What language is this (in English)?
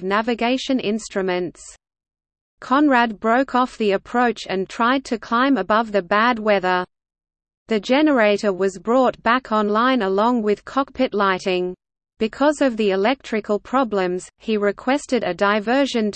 English